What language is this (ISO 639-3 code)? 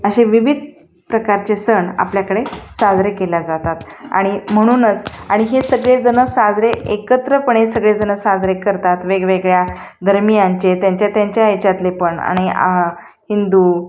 mar